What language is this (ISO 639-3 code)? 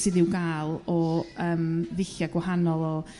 cym